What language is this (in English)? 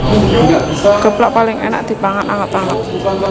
Javanese